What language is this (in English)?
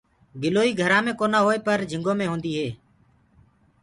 Gurgula